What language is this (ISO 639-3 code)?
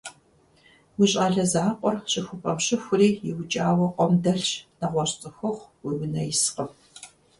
kbd